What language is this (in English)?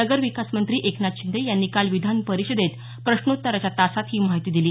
Marathi